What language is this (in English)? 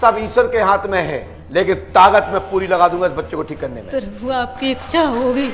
Hindi